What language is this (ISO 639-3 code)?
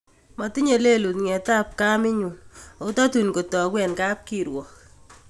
kln